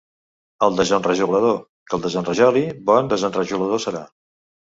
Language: Catalan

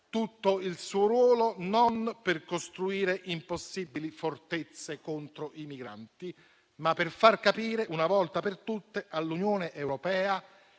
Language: Italian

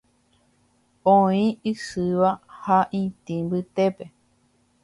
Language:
Guarani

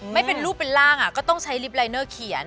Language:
Thai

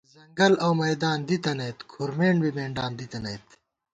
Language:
Gawar-Bati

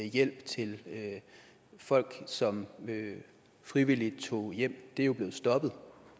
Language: Danish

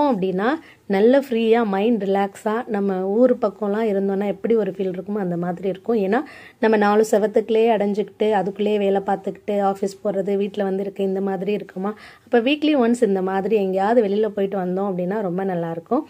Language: Tamil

